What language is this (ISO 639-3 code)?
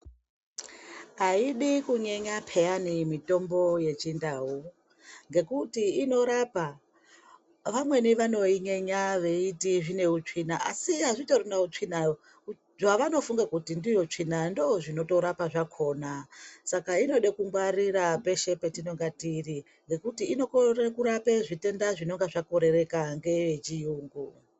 ndc